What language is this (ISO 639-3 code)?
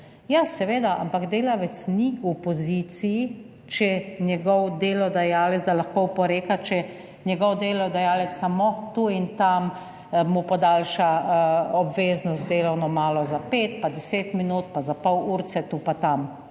slv